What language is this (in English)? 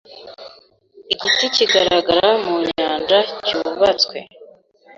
Kinyarwanda